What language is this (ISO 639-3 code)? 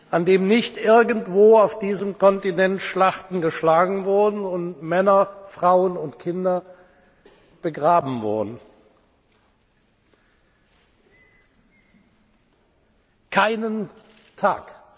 deu